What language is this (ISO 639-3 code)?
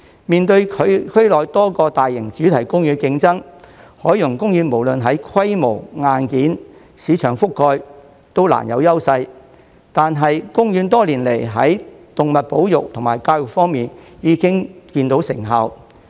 yue